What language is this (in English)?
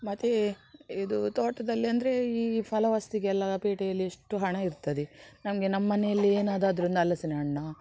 Kannada